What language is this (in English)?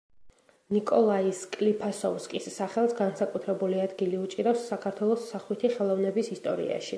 Georgian